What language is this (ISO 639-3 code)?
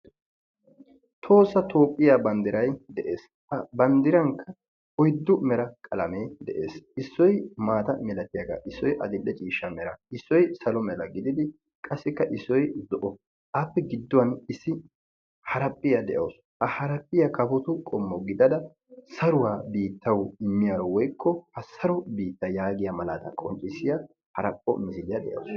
wal